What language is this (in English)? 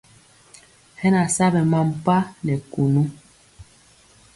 Mpiemo